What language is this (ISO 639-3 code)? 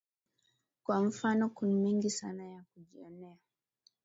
swa